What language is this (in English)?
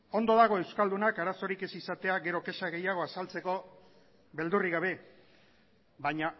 Basque